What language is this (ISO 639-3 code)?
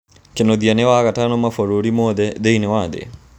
kik